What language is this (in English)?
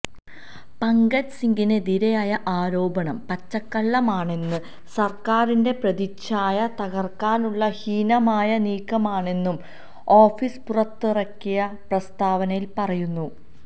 Malayalam